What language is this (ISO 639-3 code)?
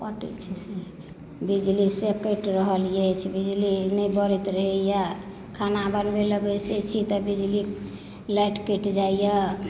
mai